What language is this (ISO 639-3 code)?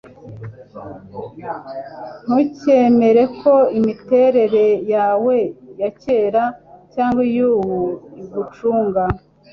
kin